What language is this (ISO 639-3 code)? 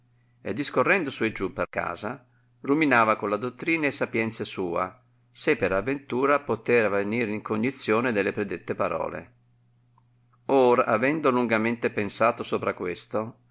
ita